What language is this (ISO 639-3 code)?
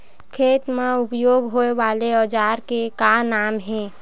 hne